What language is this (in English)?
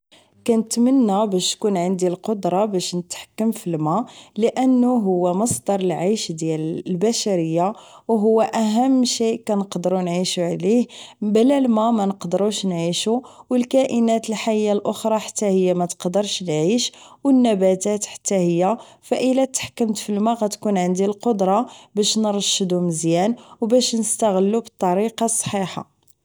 Moroccan Arabic